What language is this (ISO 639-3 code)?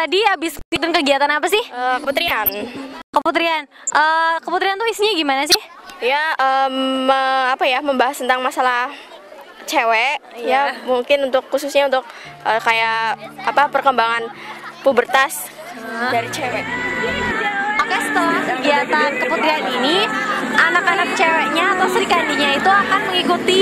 ind